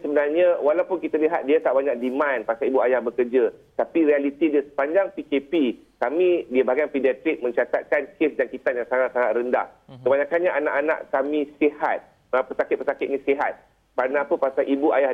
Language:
Malay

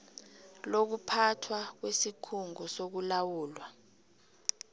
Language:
South Ndebele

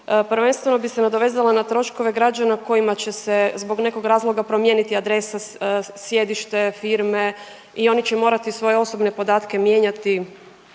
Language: Croatian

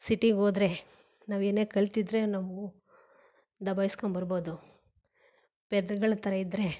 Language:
Kannada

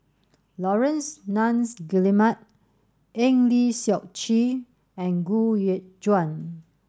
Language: English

